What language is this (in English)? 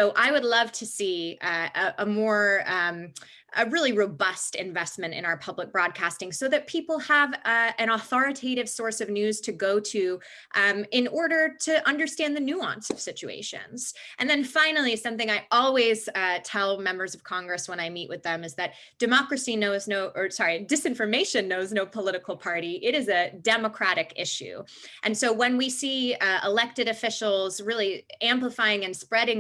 English